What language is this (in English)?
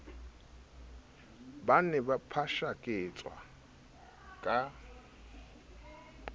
Southern Sotho